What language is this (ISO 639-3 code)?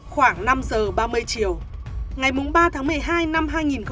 vie